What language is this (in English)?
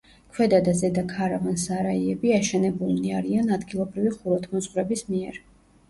Georgian